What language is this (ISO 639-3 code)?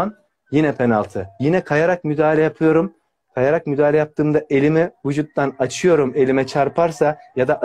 tur